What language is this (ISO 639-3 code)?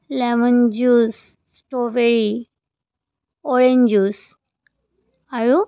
asm